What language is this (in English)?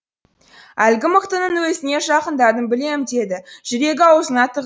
Kazakh